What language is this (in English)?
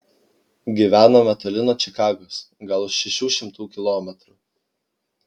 Lithuanian